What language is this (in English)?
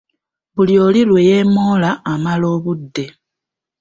Ganda